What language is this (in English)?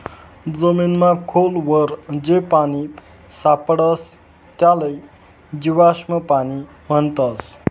Marathi